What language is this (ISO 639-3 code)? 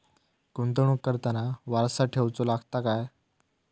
mar